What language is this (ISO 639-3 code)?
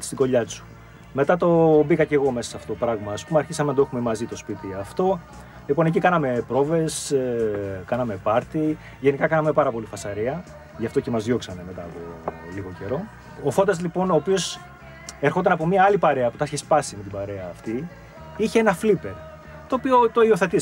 ell